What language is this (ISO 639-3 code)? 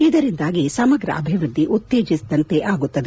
kan